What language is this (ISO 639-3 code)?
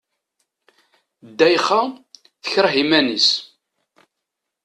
kab